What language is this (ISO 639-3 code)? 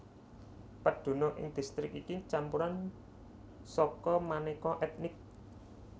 jav